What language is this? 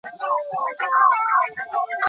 Chinese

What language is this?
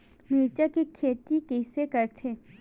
Chhattisgarhi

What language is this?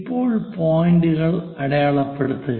Malayalam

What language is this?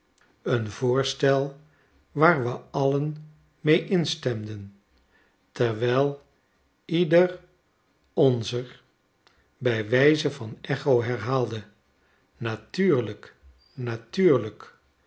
Dutch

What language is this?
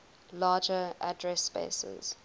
English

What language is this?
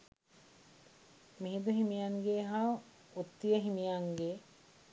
Sinhala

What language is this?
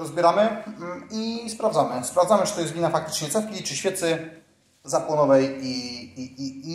Polish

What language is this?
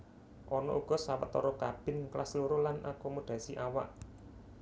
Javanese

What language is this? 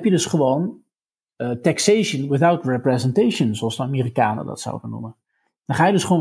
Dutch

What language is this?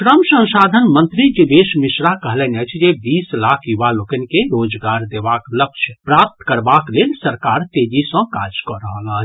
Maithili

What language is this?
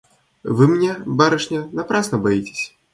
Russian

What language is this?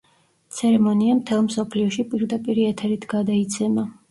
Georgian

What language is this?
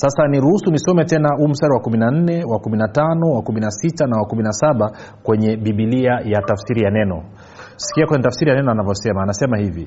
Swahili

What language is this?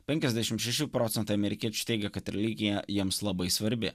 Lithuanian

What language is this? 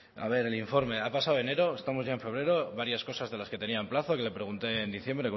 Spanish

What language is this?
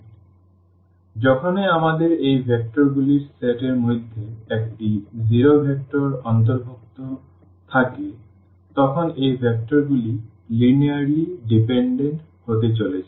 Bangla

